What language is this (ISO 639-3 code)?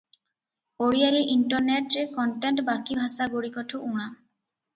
ori